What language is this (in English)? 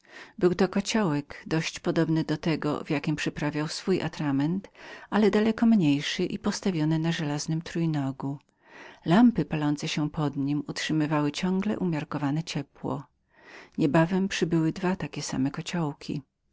Polish